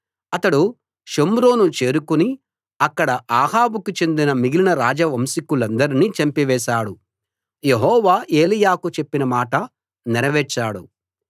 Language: Telugu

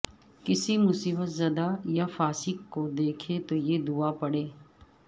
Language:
Urdu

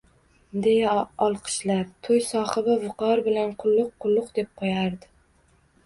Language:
Uzbek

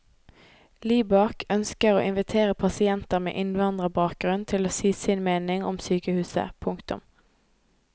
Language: Norwegian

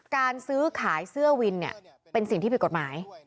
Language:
Thai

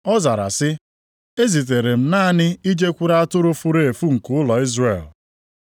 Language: Igbo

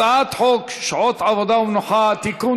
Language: Hebrew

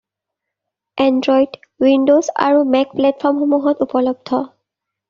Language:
Assamese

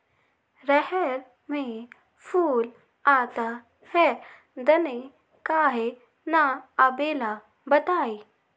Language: Magahi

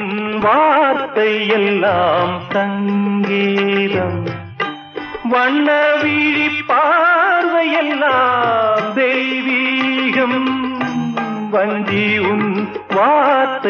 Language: Arabic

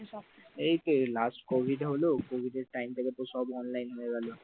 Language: Bangla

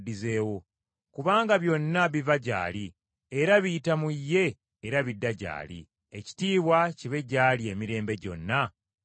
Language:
Ganda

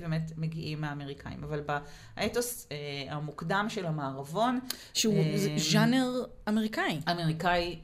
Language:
Hebrew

